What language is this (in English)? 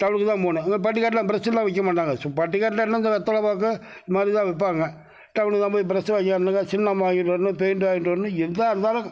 Tamil